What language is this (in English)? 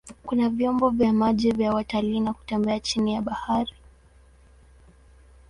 Swahili